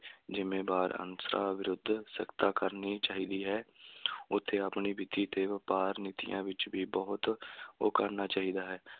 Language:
Punjabi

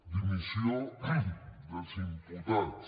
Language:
Catalan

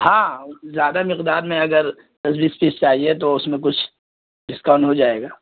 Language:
Urdu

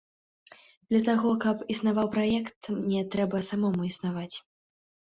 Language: Belarusian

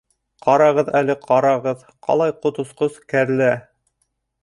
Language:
Bashkir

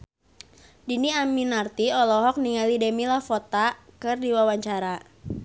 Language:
Sundanese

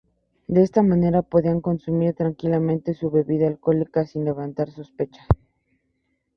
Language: Spanish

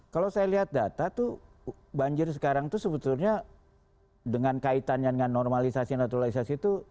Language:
Indonesian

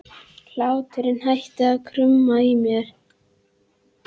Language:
Icelandic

